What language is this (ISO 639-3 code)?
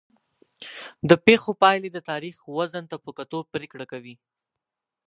pus